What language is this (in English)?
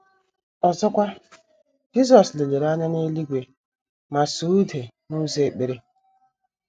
Igbo